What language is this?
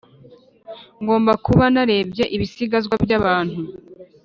Kinyarwanda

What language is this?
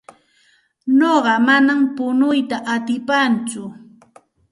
Santa Ana de Tusi Pasco Quechua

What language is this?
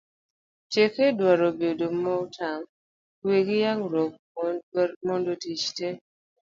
Luo (Kenya and Tanzania)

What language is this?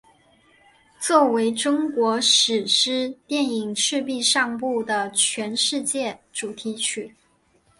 Chinese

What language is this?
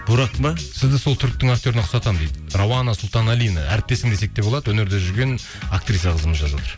Kazakh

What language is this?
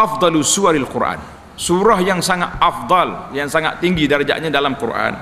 Malay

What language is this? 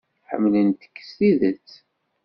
Kabyle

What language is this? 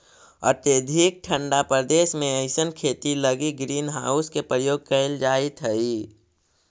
Magahi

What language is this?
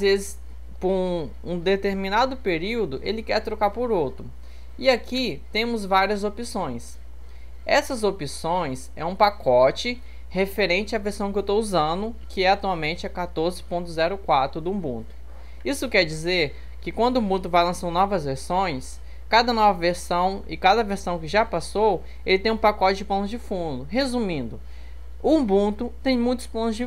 Portuguese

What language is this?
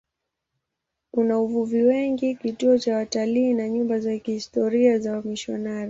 Swahili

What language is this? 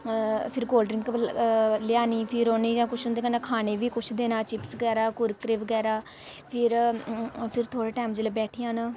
Dogri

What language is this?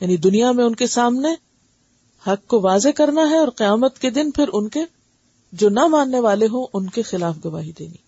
Urdu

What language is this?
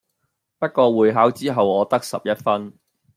Cantonese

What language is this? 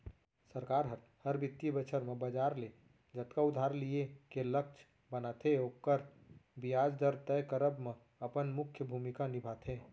Chhattisgarhi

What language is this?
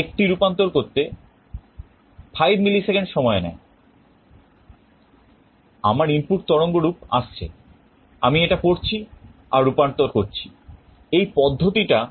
Bangla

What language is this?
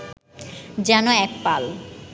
Bangla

